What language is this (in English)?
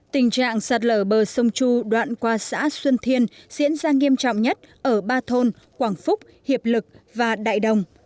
Vietnamese